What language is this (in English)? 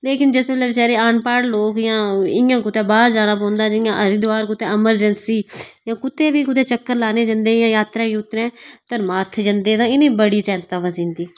Dogri